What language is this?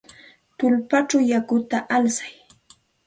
Santa Ana de Tusi Pasco Quechua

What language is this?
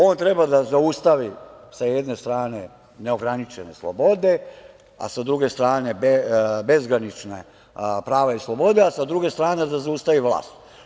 Serbian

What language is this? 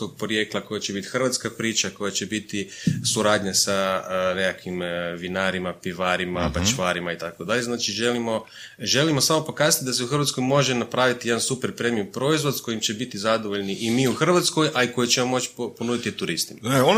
Croatian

